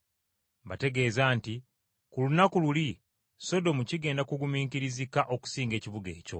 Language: Ganda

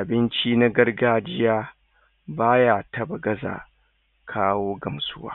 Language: Hausa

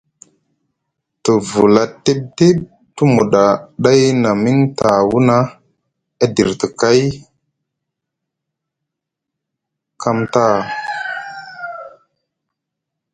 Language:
Musgu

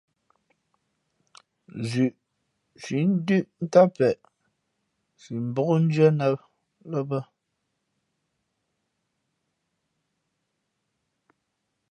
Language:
Fe'fe'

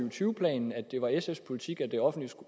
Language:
Danish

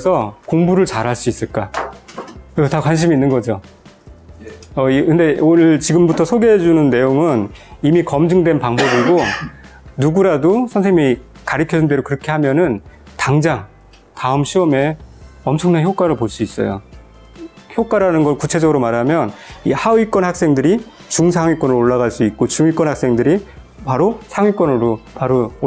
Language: Korean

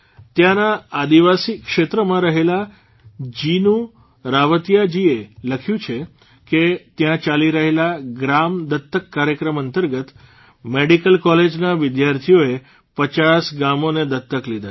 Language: Gujarati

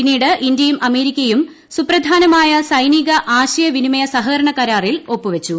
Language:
Malayalam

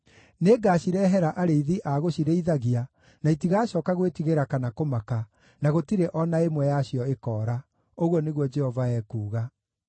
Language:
Kikuyu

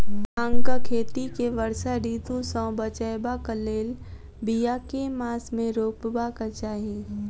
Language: Maithili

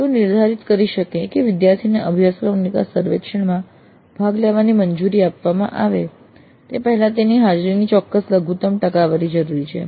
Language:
Gujarati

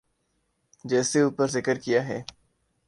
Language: Urdu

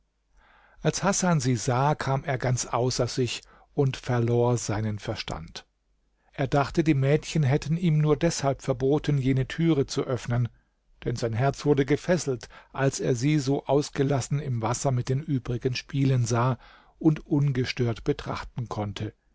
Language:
German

